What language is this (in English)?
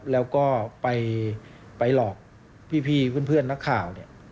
Thai